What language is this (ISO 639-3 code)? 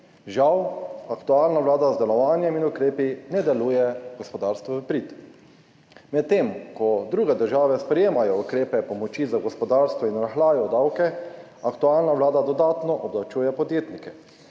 slv